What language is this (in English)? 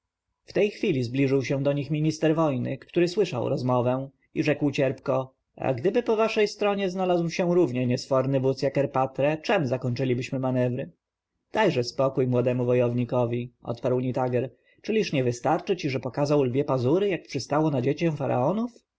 Polish